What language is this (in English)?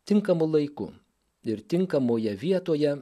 Lithuanian